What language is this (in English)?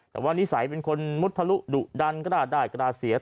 Thai